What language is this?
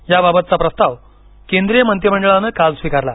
Marathi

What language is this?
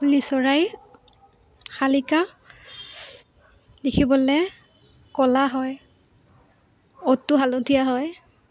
Assamese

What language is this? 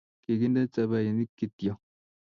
Kalenjin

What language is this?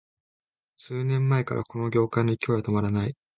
Japanese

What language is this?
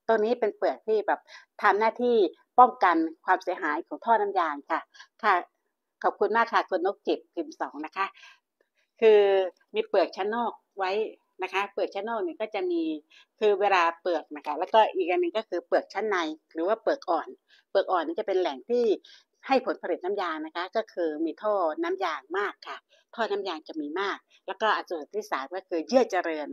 Thai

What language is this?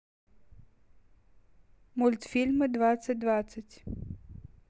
Russian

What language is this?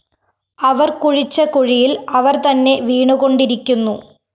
Malayalam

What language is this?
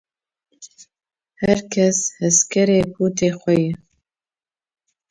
Kurdish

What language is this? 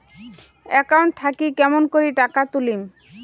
Bangla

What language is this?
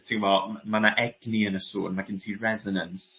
Welsh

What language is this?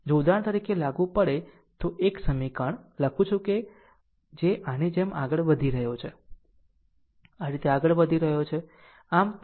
Gujarati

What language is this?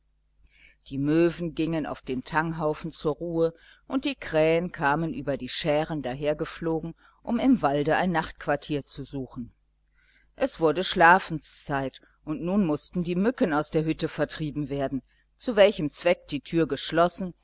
German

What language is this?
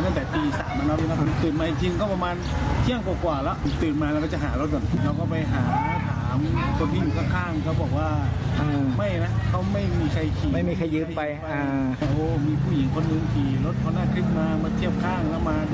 Thai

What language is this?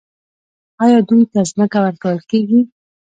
Pashto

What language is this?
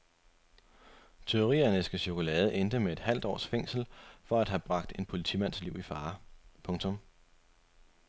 Danish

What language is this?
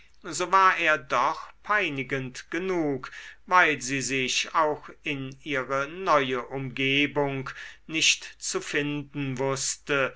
German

